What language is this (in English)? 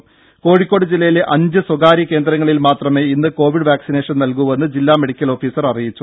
Malayalam